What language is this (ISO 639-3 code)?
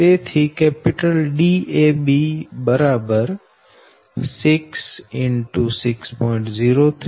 guj